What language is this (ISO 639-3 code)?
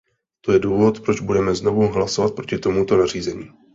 ces